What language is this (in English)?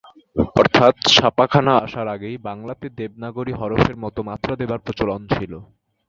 Bangla